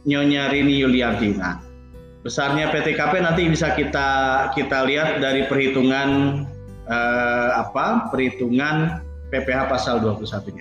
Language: Indonesian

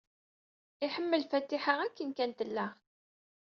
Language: Kabyle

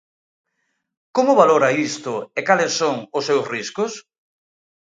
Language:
Galician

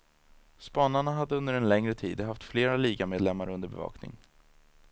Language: Swedish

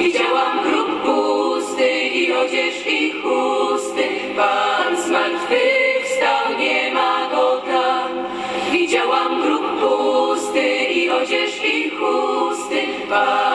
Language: Romanian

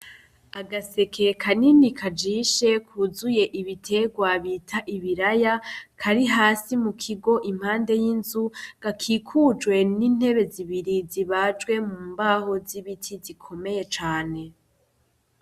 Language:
Rundi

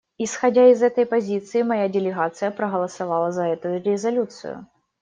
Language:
Russian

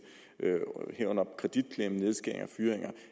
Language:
Danish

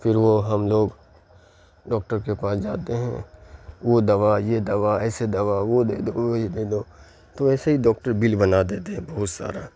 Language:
Urdu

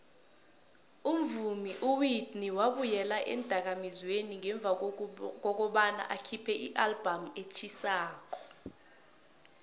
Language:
South Ndebele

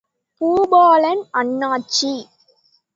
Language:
Tamil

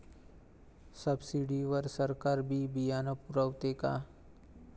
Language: Marathi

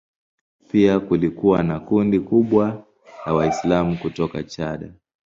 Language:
Swahili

